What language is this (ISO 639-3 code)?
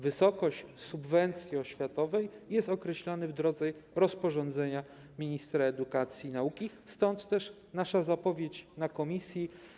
pol